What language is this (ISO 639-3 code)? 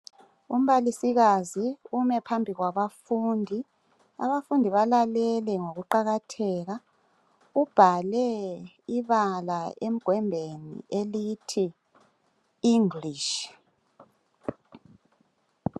nde